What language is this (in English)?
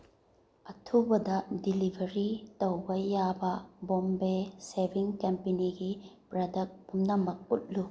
Manipuri